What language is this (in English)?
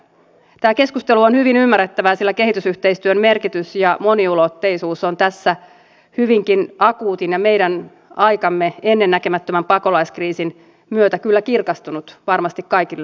Finnish